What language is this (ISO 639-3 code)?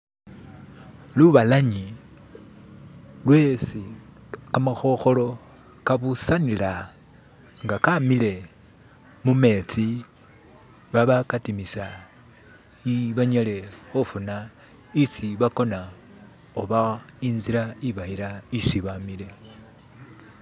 myx